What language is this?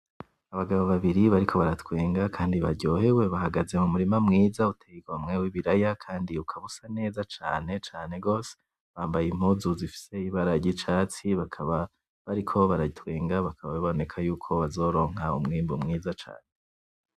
Rundi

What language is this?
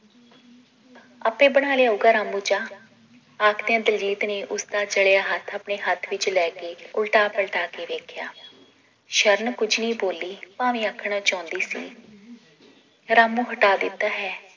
Punjabi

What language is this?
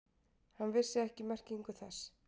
Icelandic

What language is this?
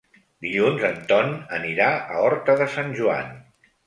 Catalan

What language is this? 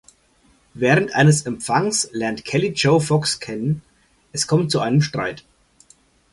German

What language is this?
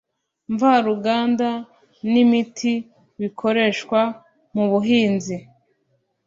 Kinyarwanda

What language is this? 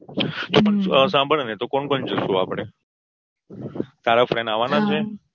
Gujarati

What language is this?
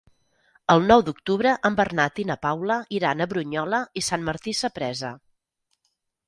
Catalan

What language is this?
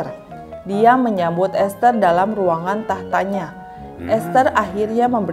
Indonesian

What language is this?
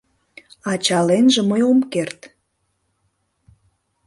Mari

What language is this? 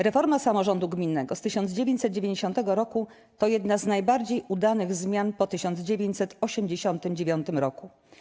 Polish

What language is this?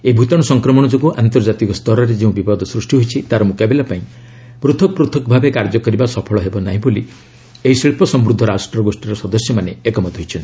Odia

